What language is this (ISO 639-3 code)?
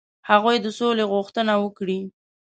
pus